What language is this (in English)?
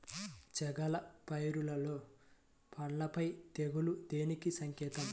Telugu